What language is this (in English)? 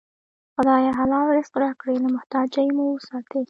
Pashto